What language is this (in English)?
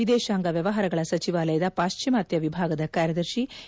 Kannada